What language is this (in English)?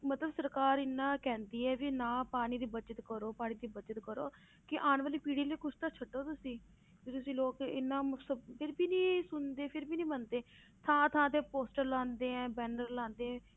Punjabi